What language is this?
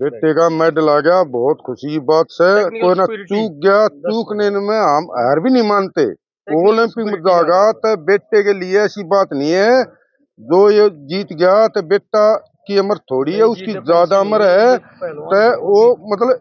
Hindi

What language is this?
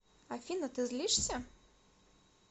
Russian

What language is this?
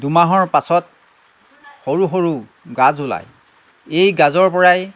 Assamese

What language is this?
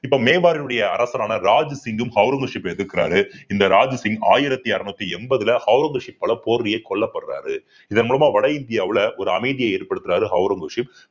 Tamil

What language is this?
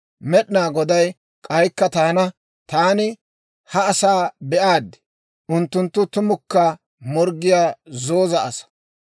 Dawro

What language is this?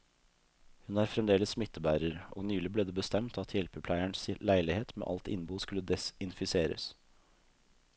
Norwegian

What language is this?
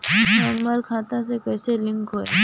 Bhojpuri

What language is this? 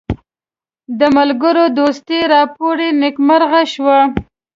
Pashto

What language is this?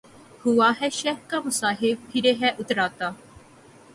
Urdu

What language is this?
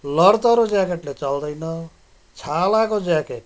Nepali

